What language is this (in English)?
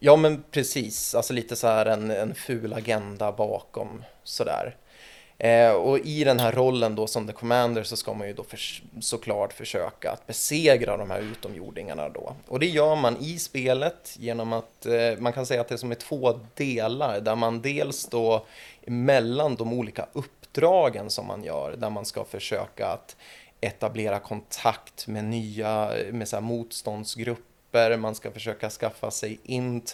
Swedish